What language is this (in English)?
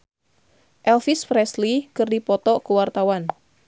Sundanese